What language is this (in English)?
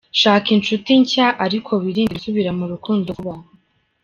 Kinyarwanda